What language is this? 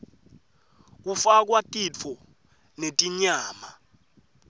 Swati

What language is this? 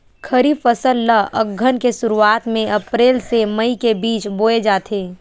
Chhattisgarhi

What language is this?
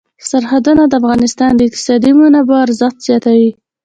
Pashto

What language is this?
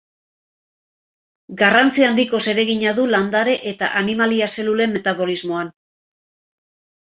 Basque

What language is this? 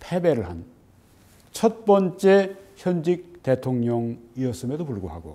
Korean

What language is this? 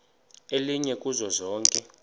Xhosa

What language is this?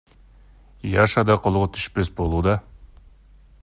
Kyrgyz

